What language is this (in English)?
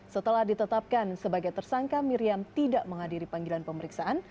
Indonesian